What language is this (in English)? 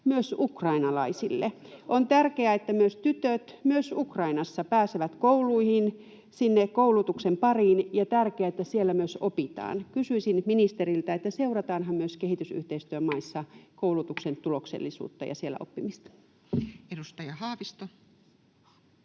Finnish